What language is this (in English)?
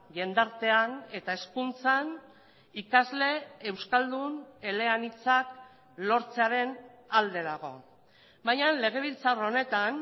Basque